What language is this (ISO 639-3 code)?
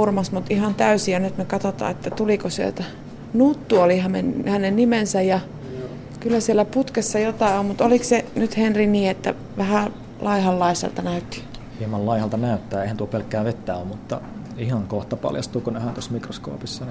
fin